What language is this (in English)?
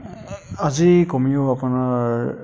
Assamese